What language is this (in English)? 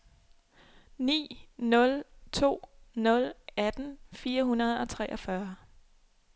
Danish